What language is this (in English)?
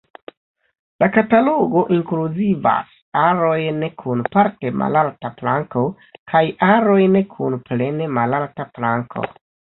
Esperanto